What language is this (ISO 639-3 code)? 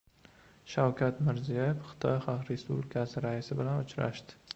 uzb